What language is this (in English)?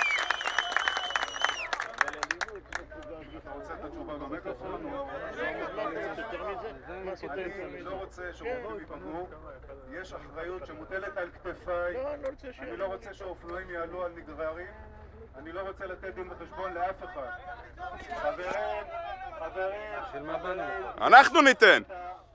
Hebrew